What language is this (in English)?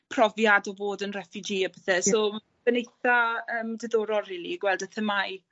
Welsh